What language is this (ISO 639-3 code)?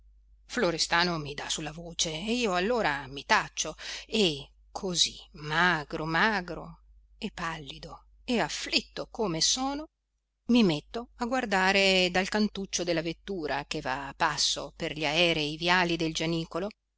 ita